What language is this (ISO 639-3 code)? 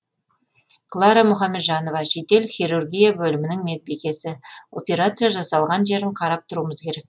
kaz